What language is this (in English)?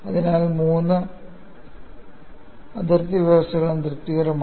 Malayalam